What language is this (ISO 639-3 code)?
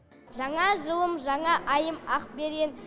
kaz